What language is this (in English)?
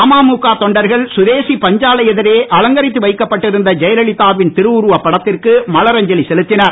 Tamil